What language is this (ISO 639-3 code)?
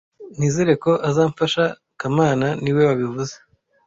kin